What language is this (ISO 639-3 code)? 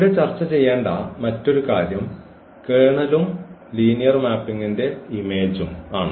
mal